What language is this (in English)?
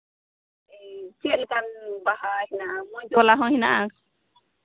Santali